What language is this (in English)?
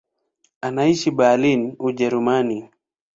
Swahili